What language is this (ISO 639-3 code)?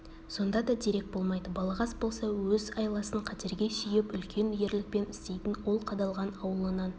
kaz